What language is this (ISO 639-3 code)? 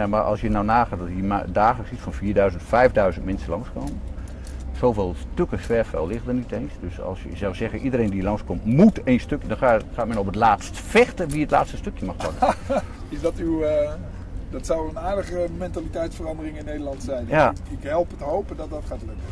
nld